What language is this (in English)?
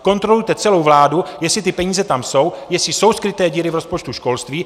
Czech